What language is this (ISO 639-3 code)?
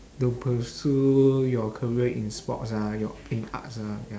eng